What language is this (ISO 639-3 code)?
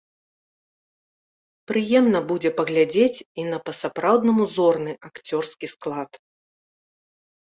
bel